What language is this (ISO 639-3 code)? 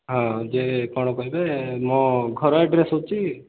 ori